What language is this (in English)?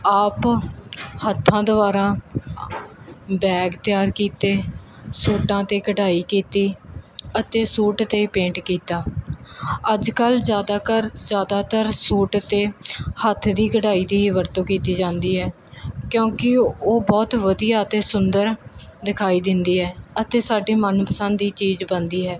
Punjabi